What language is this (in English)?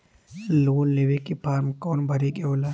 Bhojpuri